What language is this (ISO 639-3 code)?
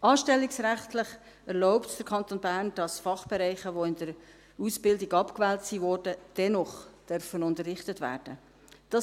gsw